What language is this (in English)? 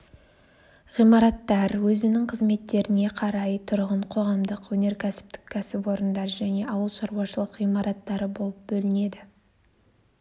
Kazakh